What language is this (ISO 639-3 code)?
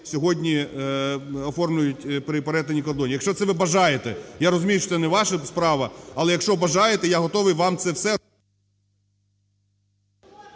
ukr